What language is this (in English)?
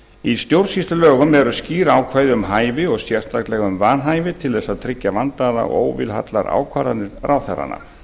Icelandic